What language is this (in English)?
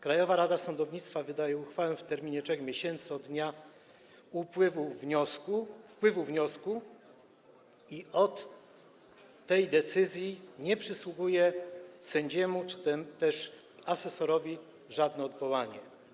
Polish